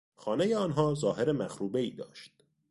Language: Persian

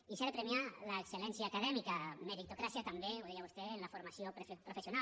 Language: Catalan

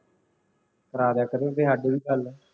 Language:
Punjabi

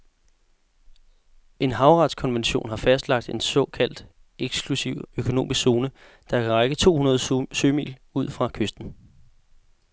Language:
Danish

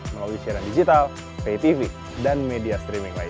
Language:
Indonesian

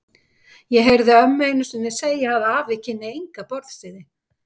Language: Icelandic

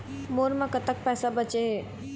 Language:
Chhattisgarhi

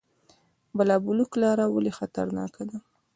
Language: Pashto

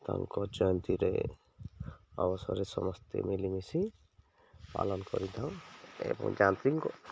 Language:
Odia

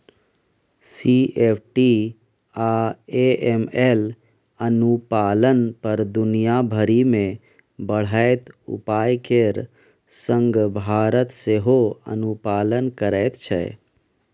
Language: Maithili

